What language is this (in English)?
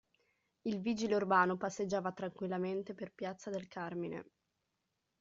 Italian